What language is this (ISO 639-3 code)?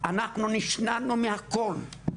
heb